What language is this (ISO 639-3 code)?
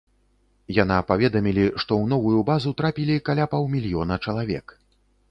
bel